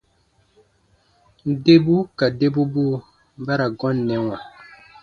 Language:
Baatonum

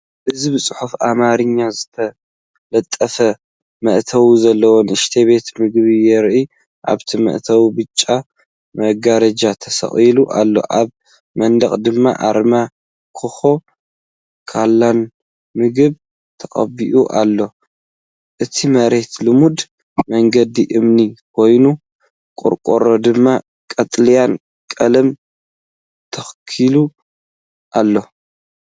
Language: Tigrinya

